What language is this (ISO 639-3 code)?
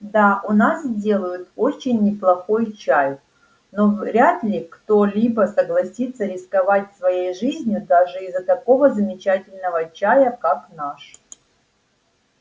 rus